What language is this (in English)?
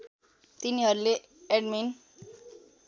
Nepali